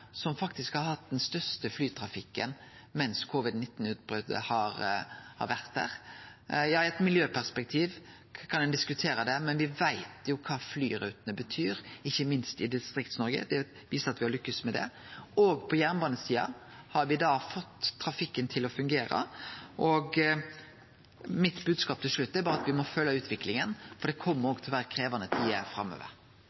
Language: Norwegian Nynorsk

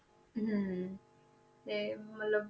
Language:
Punjabi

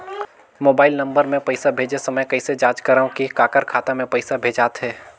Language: Chhattisgarhi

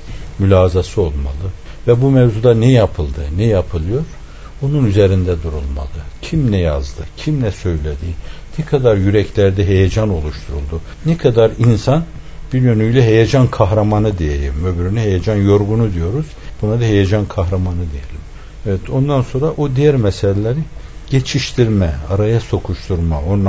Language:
Turkish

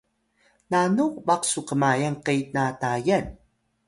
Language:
Atayal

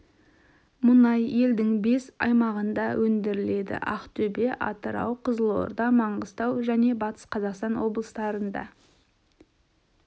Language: Kazakh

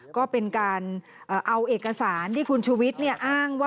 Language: Thai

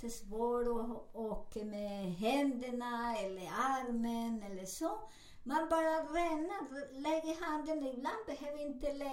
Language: Swedish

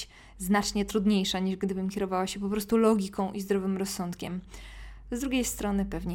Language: Polish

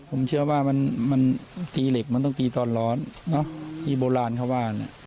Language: Thai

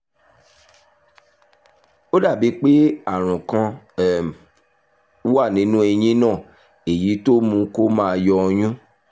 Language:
Yoruba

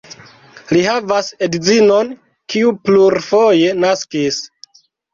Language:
Esperanto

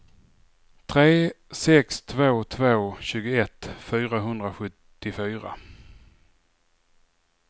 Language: Swedish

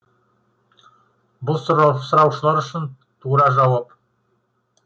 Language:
Kazakh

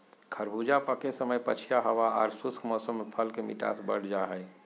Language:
Magahi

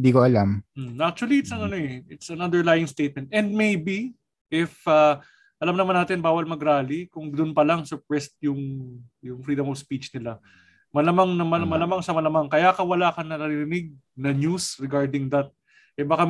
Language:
Filipino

